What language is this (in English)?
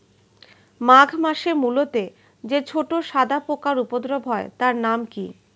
Bangla